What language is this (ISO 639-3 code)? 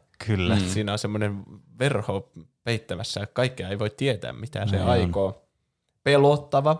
fin